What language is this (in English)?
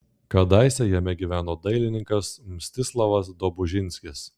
Lithuanian